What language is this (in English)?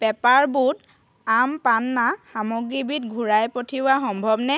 Assamese